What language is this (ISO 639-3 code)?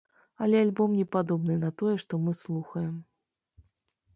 bel